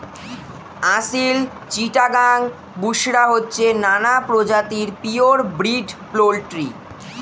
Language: Bangla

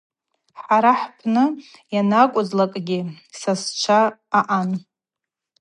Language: Abaza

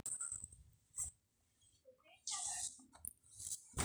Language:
Masai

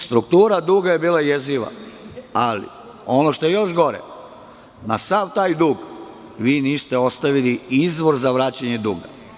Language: Serbian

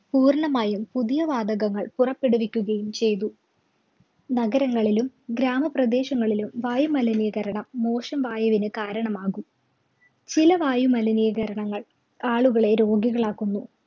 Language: Malayalam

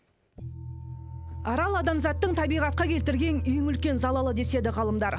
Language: Kazakh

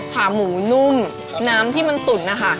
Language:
Thai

